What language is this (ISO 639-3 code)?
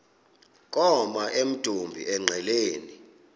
xho